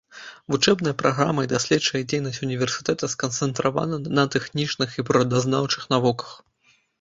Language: Belarusian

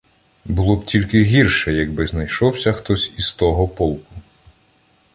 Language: Ukrainian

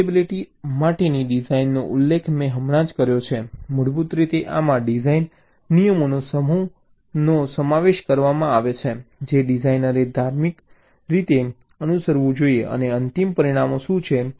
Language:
Gujarati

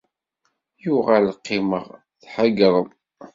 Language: Kabyle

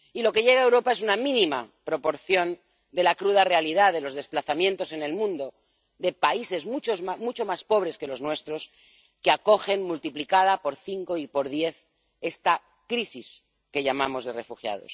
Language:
Spanish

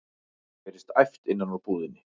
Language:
Icelandic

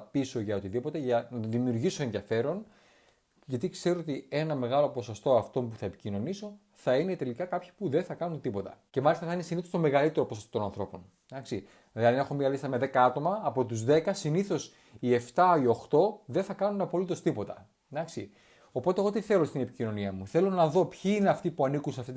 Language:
Greek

